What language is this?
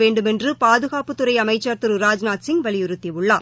Tamil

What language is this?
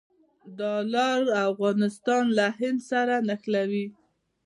Pashto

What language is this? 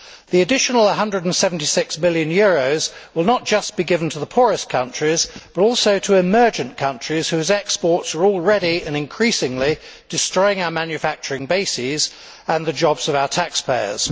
English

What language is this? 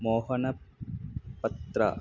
Sanskrit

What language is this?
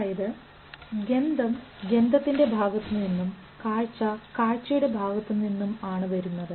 Malayalam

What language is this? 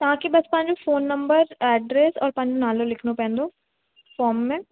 Sindhi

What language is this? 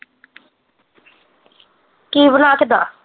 Punjabi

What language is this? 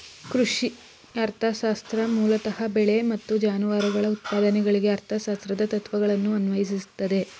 Kannada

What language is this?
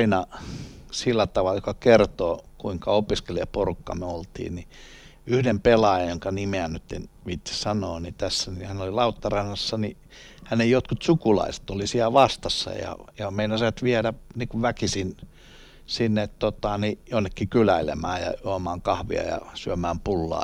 Finnish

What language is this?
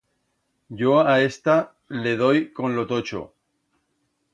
Aragonese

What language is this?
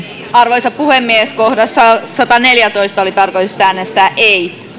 Finnish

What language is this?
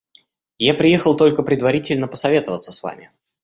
Russian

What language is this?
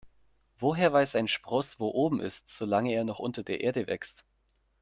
German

